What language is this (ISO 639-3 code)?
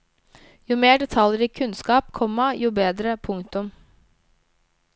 nor